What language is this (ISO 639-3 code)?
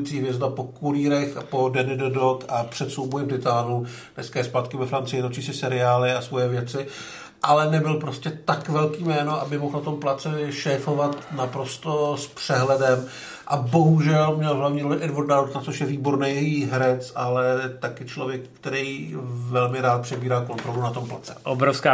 ces